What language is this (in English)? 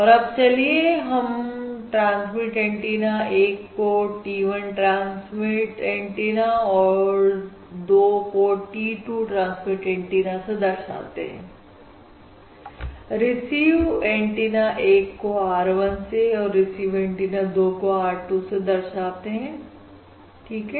Hindi